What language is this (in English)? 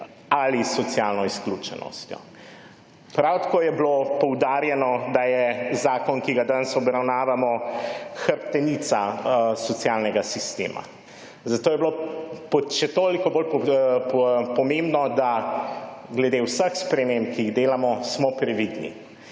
Slovenian